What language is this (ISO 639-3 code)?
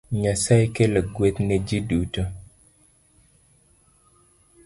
luo